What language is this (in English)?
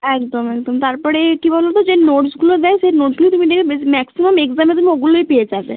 Bangla